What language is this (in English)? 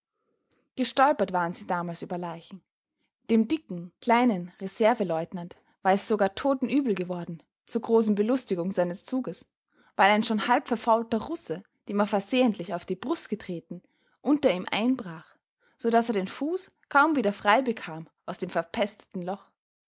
German